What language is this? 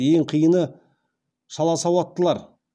Kazakh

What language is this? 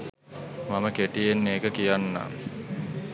Sinhala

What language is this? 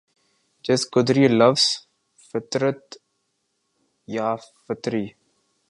Urdu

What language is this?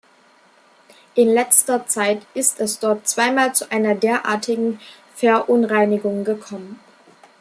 German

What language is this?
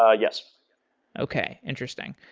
English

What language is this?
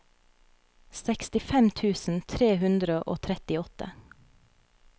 Norwegian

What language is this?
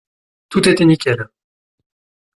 French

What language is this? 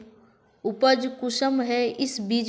Magahi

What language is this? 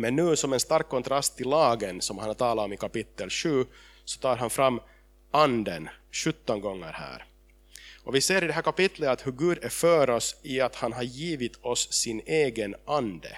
Swedish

